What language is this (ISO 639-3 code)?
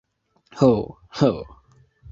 epo